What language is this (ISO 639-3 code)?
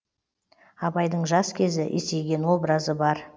kaz